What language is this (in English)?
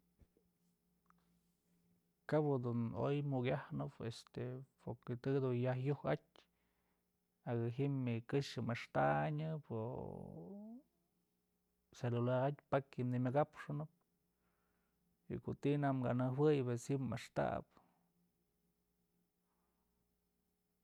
Mazatlán Mixe